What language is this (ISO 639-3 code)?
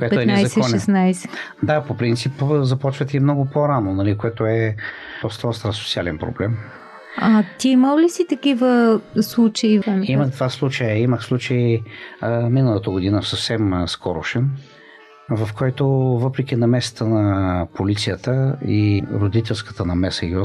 bul